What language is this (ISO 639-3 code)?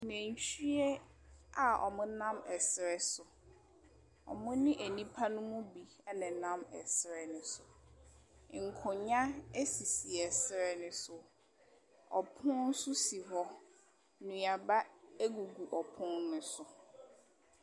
aka